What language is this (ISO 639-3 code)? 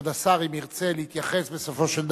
heb